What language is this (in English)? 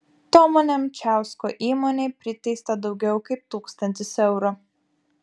Lithuanian